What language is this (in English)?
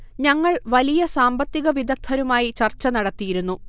Malayalam